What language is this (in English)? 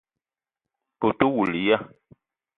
Eton (Cameroon)